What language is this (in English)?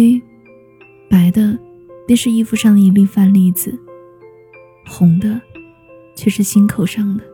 Chinese